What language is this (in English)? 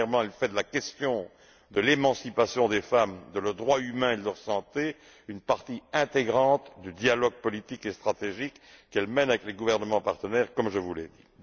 French